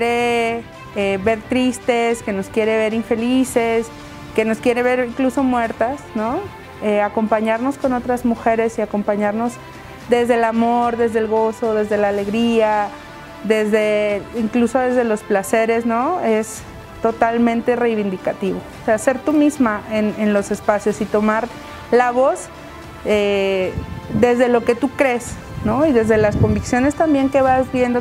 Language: Spanish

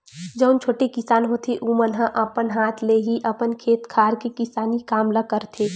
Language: Chhattisgarhi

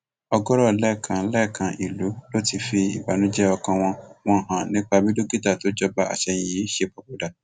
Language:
Yoruba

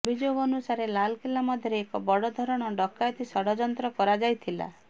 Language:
Odia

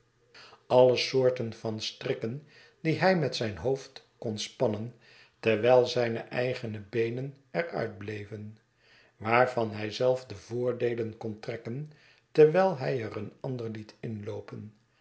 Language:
Dutch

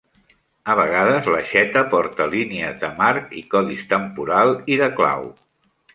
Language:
Catalan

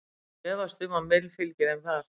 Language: Icelandic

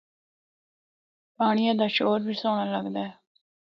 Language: Northern Hindko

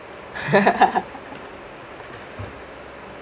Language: English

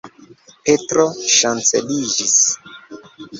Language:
Esperanto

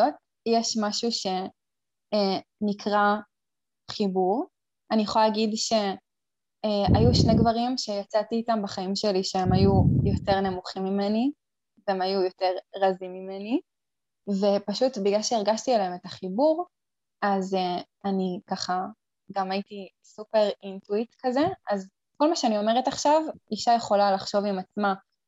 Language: Hebrew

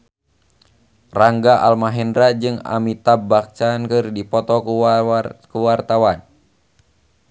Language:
Sundanese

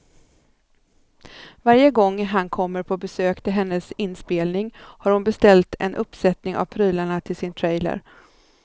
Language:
Swedish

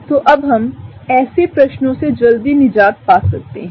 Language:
Hindi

